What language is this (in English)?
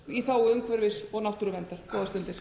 Icelandic